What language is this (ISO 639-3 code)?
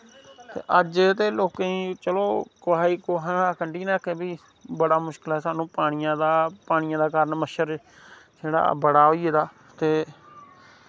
doi